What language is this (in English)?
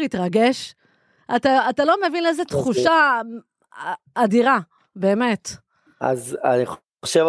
Hebrew